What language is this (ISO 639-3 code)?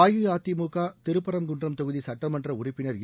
tam